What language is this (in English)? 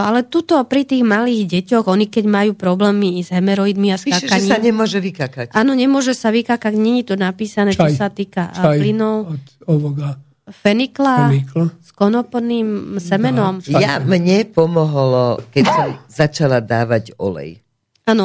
Slovak